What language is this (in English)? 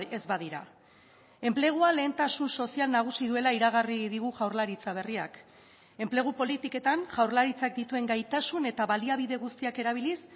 Basque